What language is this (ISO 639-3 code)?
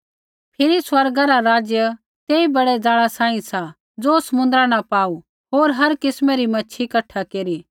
kfx